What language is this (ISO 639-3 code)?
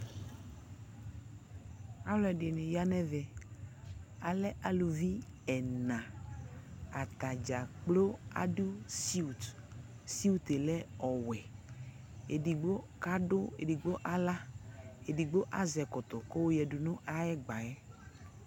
kpo